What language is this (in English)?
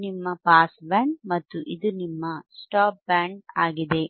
Kannada